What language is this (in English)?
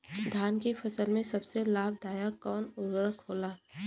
Bhojpuri